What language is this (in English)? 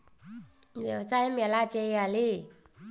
Telugu